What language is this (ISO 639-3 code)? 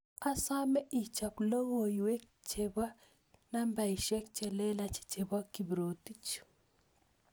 kln